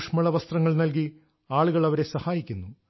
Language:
Malayalam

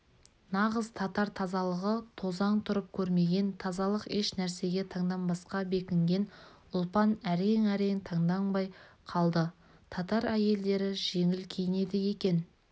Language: Kazakh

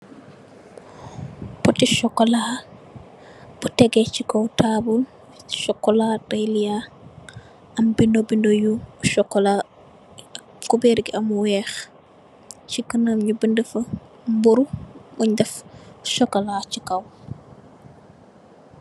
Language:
Wolof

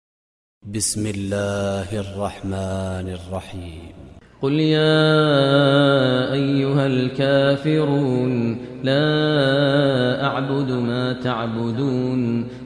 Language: Arabic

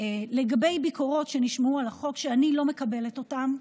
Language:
Hebrew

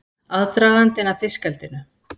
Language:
Icelandic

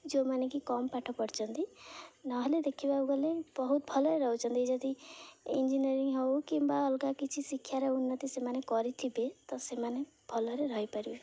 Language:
Odia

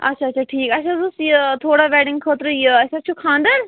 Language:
Kashmiri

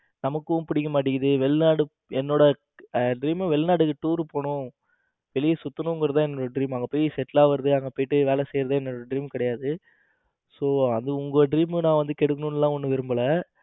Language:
Tamil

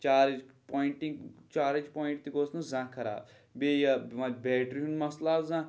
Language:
Kashmiri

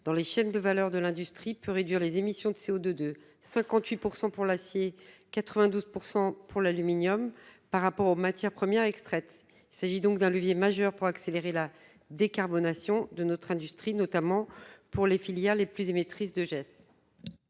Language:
French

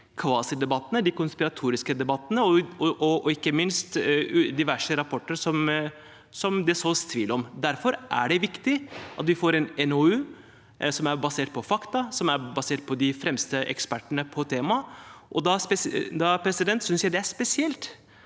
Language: Norwegian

